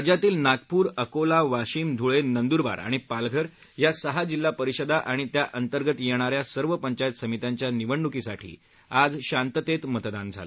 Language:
Marathi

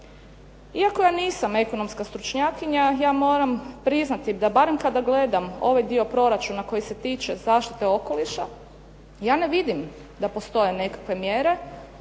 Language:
Croatian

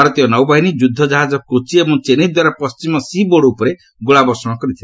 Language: Odia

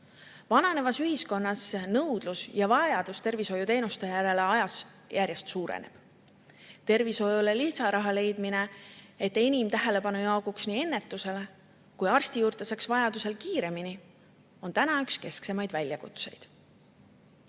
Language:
Estonian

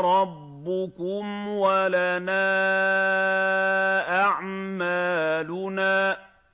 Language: Arabic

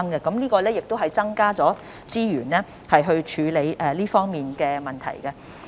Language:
Cantonese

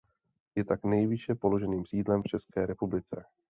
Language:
Czech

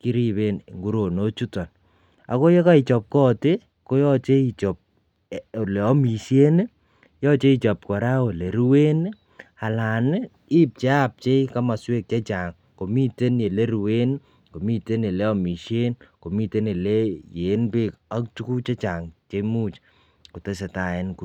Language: Kalenjin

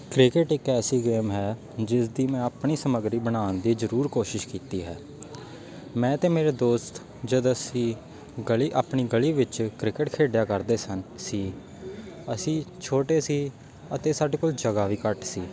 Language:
Punjabi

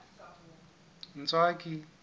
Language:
Southern Sotho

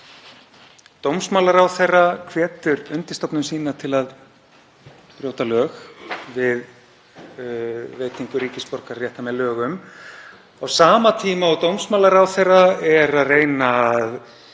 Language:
Icelandic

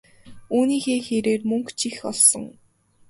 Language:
Mongolian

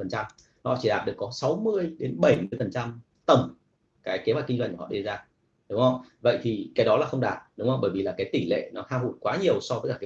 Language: Vietnamese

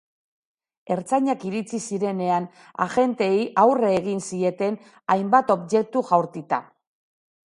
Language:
Basque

